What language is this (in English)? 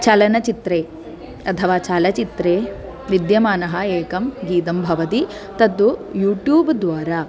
Sanskrit